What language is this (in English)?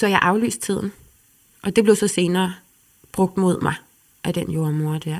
Danish